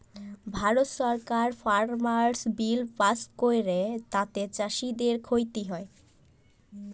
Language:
Bangla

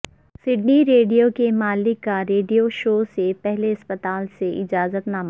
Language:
Urdu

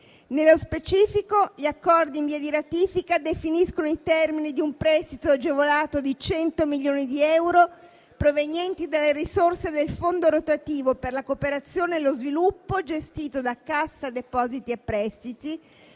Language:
Italian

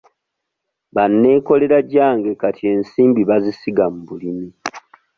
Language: Ganda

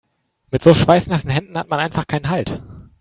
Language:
German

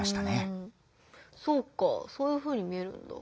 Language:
Japanese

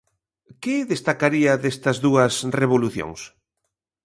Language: Galician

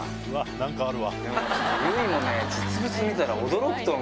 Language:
Japanese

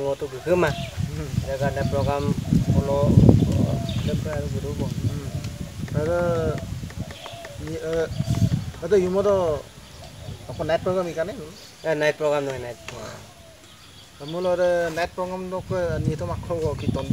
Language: Indonesian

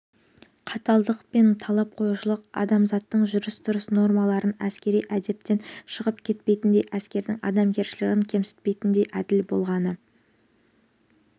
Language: Kazakh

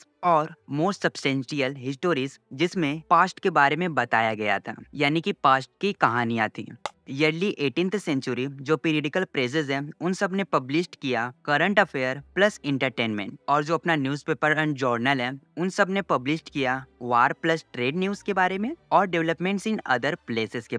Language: Hindi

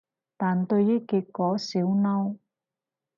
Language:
Cantonese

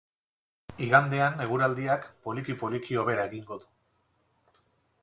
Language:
Basque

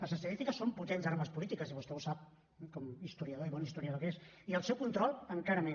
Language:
Catalan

